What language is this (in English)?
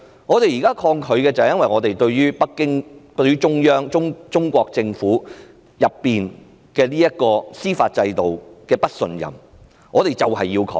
Cantonese